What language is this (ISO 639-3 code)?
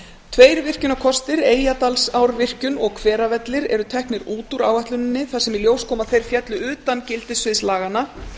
isl